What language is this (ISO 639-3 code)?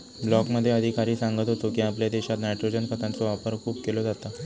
mar